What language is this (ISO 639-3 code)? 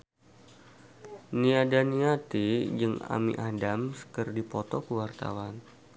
sun